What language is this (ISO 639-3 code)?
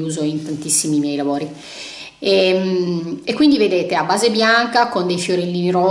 ita